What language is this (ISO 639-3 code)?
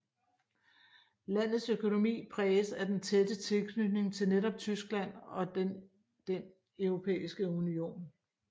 dan